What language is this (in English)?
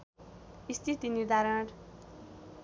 Nepali